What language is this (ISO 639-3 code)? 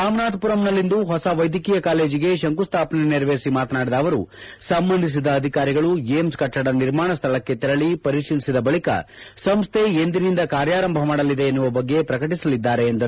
kan